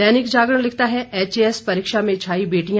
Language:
Hindi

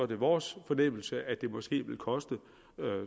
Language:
Danish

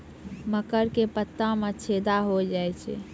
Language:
Maithili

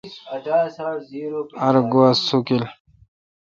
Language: Kalkoti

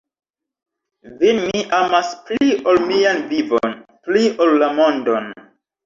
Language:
Esperanto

